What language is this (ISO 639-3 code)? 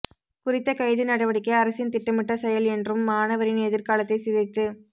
tam